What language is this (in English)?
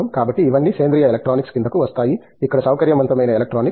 Telugu